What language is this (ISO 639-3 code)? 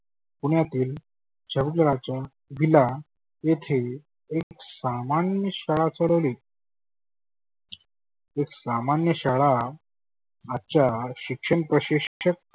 mar